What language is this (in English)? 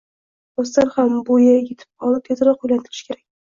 Uzbek